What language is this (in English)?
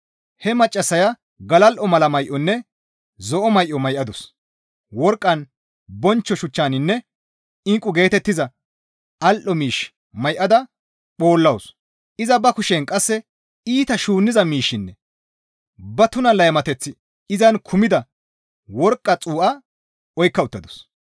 Gamo